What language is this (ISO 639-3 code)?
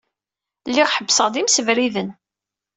kab